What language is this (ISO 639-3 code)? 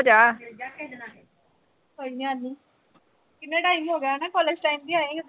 pan